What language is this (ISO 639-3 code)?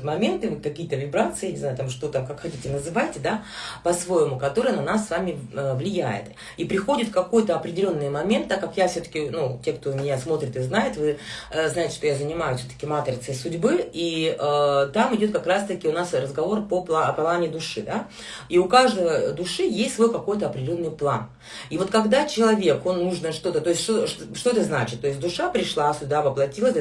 rus